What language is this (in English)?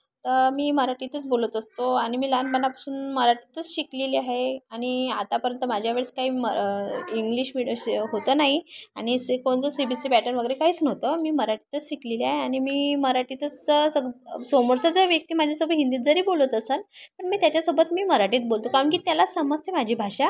Marathi